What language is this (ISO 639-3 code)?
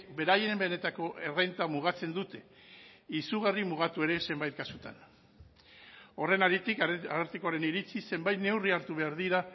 eus